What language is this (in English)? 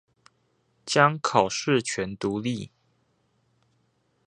Chinese